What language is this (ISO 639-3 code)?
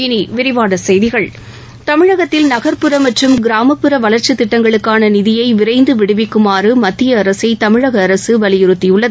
tam